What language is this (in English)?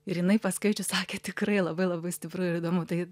Lithuanian